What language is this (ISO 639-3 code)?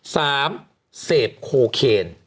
tha